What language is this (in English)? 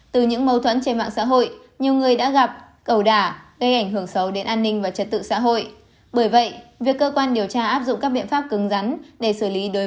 Vietnamese